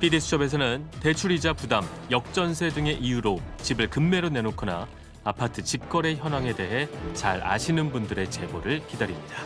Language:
Korean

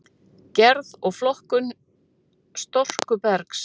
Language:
Icelandic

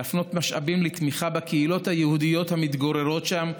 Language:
Hebrew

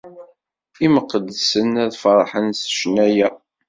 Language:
Kabyle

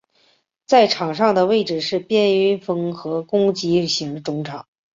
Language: Chinese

